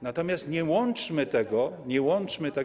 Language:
Polish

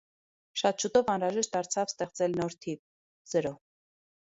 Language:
Armenian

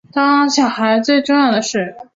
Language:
Chinese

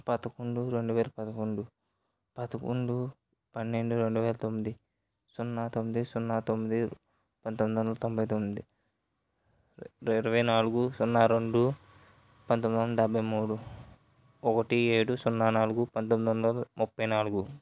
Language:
Telugu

